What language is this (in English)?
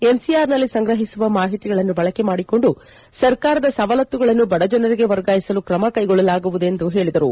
Kannada